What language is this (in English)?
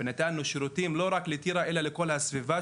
Hebrew